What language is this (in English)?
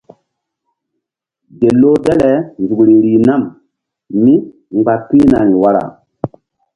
Mbum